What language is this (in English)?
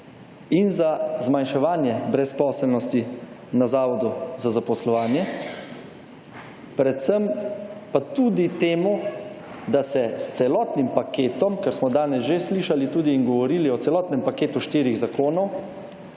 Slovenian